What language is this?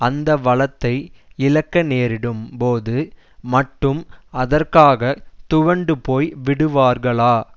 Tamil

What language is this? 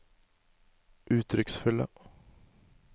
Norwegian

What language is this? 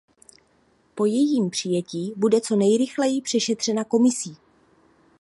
Czech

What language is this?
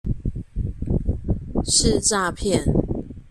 Chinese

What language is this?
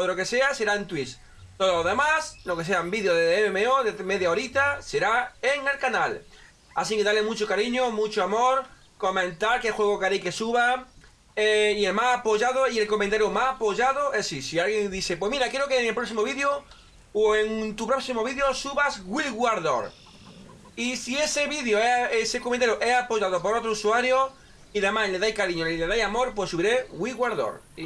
Spanish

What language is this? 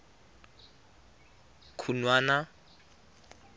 Tswana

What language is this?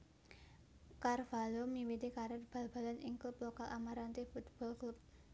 Javanese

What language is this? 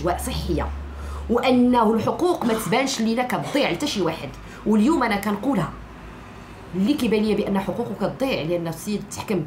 Arabic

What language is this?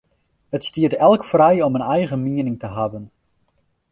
Western Frisian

